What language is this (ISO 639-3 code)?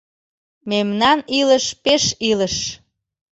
chm